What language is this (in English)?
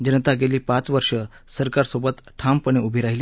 Marathi